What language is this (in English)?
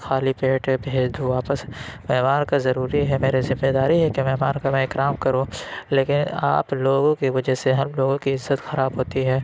Urdu